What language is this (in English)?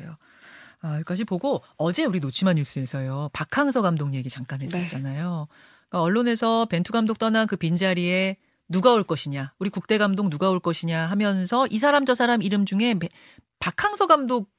Korean